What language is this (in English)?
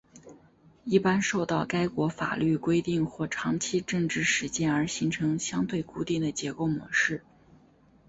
Chinese